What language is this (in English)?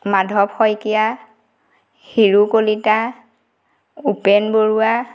Assamese